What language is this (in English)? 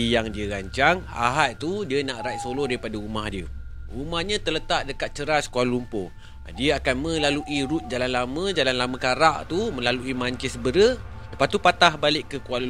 Malay